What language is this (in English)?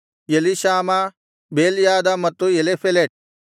Kannada